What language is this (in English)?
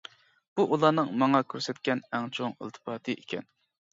Uyghur